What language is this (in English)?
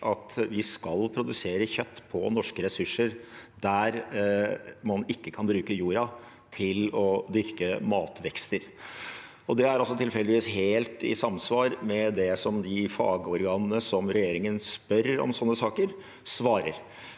Norwegian